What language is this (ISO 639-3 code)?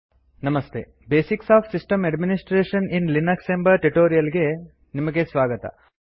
kan